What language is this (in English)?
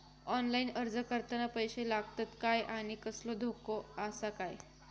Marathi